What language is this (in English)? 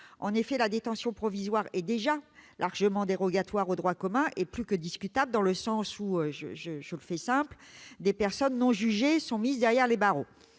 French